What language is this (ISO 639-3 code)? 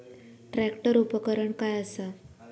mar